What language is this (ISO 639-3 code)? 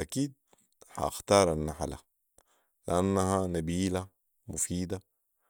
apd